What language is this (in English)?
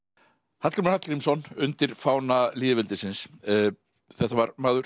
Icelandic